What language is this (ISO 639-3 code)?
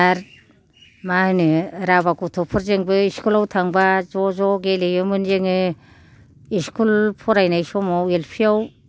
brx